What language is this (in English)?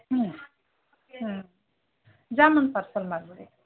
Kannada